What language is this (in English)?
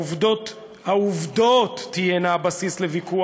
Hebrew